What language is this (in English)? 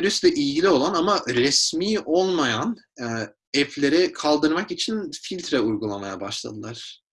Turkish